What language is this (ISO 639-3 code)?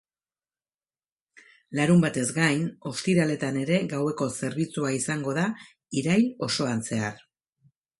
eus